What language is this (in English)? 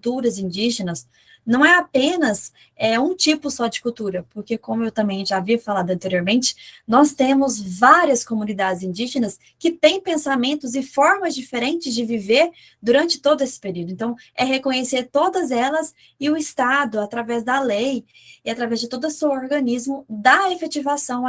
Portuguese